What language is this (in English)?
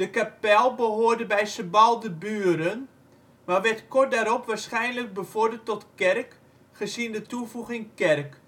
Dutch